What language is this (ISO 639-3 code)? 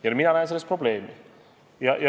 est